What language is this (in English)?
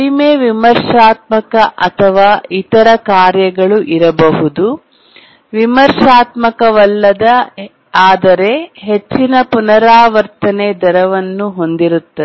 Kannada